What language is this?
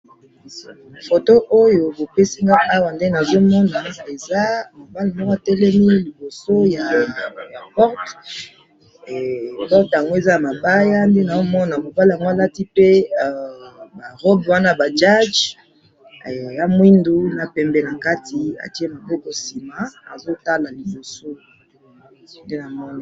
Lingala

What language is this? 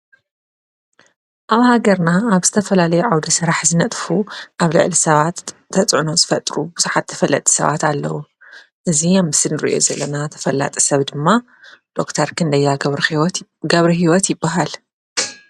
Tigrinya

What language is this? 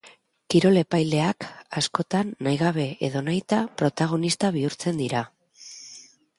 Basque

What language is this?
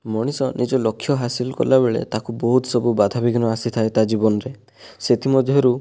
Odia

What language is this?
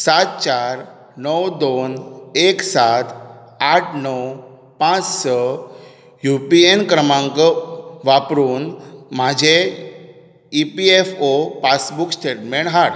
Konkani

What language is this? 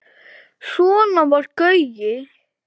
Icelandic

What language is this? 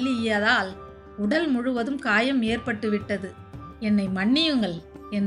Tamil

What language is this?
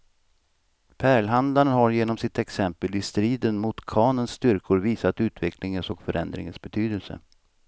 Swedish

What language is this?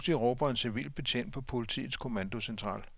Danish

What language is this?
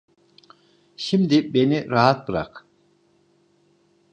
Turkish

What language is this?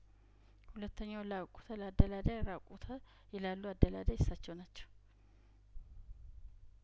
Amharic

